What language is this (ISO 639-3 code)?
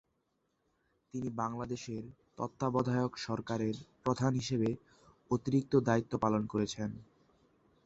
ben